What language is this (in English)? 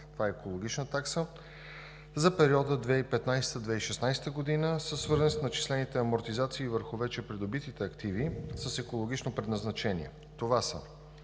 Bulgarian